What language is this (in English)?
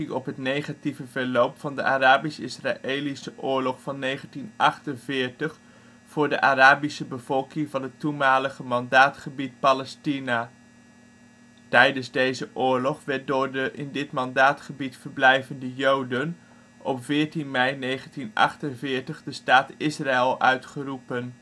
Dutch